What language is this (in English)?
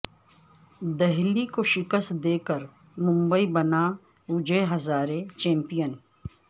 Urdu